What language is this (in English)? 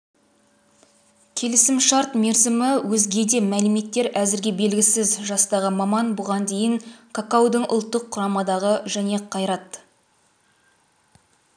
Kazakh